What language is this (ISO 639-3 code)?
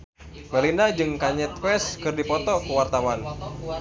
sun